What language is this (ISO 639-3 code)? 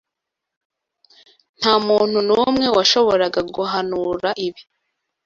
kin